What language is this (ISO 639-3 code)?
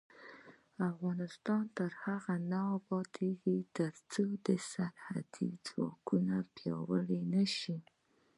pus